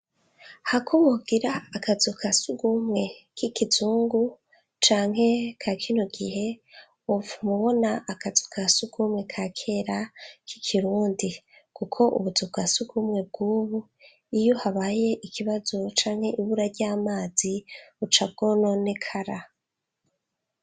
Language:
Rundi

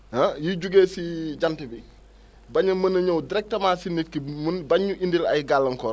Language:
Wolof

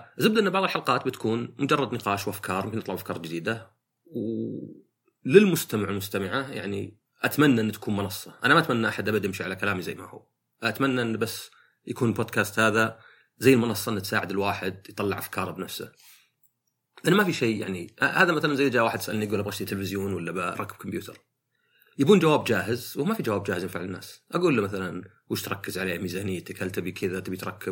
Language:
Arabic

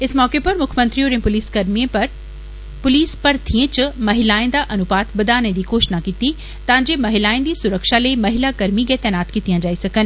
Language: Dogri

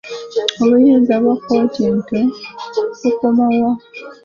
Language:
Ganda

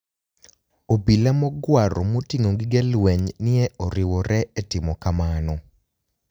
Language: Luo (Kenya and Tanzania)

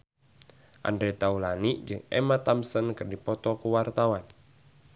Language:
Sundanese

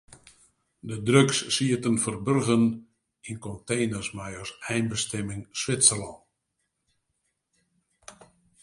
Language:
Western Frisian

